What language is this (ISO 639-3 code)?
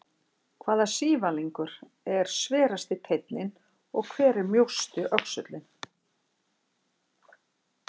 isl